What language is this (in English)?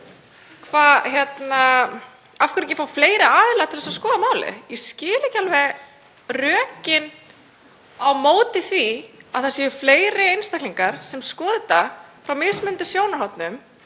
Icelandic